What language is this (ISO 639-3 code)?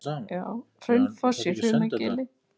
isl